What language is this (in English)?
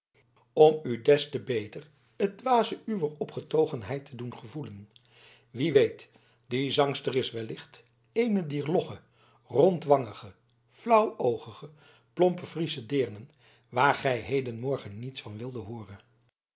Dutch